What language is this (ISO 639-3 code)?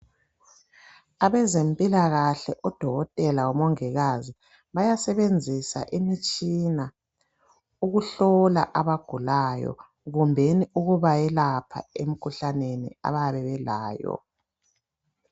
nde